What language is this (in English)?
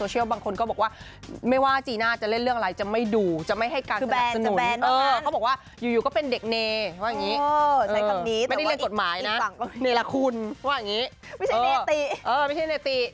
Thai